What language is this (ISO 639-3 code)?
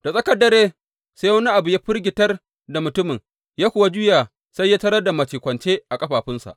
hau